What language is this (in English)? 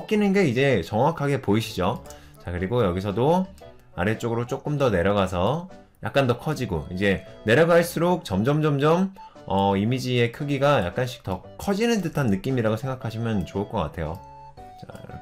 Korean